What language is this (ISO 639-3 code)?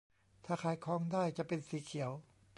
tha